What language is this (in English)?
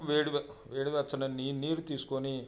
Telugu